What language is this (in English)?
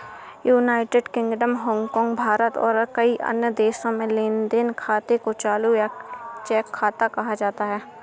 Hindi